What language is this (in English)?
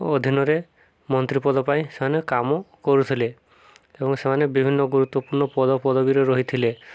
Odia